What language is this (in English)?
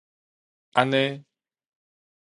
Min Nan Chinese